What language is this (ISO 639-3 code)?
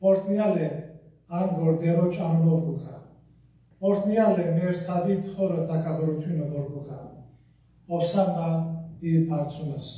eng